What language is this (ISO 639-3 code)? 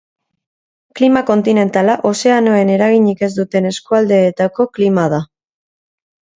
eus